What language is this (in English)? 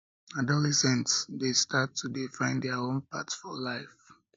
Nigerian Pidgin